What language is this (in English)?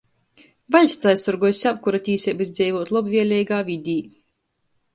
Latgalian